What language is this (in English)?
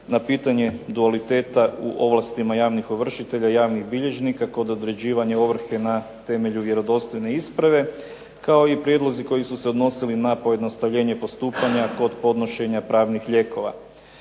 Croatian